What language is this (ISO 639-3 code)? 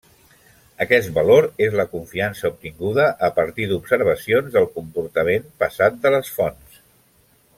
cat